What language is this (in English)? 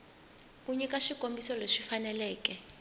Tsonga